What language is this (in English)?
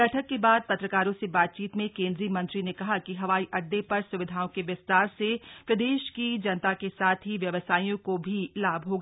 Hindi